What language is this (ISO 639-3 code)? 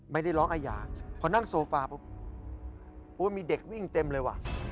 tha